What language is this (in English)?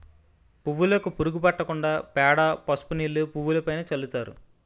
Telugu